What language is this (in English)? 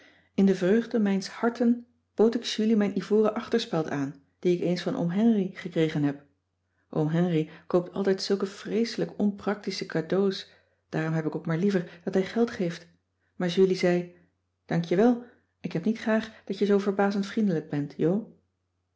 Dutch